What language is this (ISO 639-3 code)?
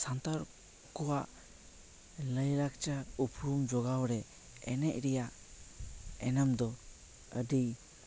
sat